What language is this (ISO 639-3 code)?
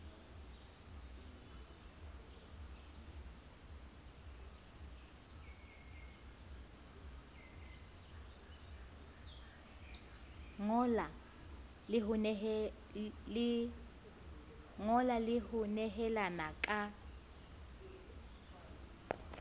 sot